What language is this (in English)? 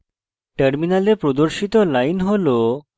Bangla